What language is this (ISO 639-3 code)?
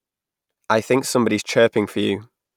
eng